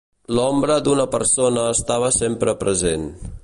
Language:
Catalan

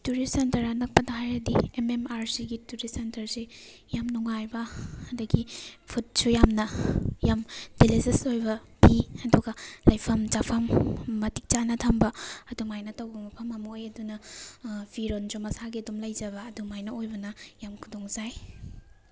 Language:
Manipuri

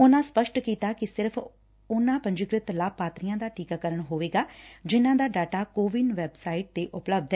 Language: Punjabi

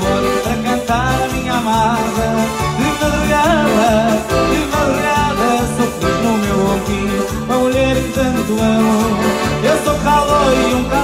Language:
Portuguese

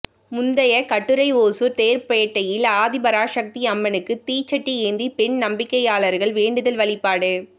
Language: Tamil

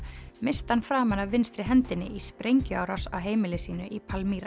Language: Icelandic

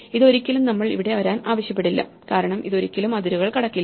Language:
Malayalam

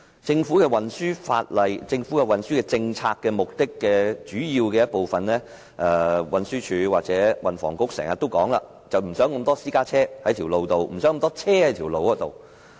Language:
Cantonese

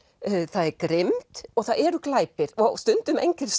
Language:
Icelandic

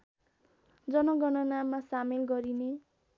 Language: Nepali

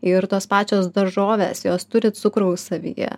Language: Lithuanian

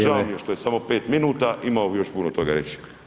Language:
Croatian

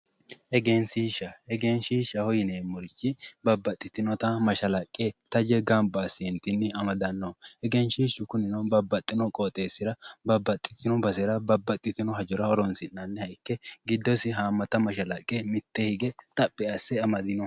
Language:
Sidamo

